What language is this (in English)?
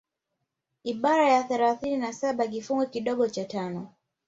Swahili